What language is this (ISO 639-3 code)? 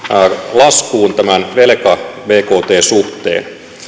fin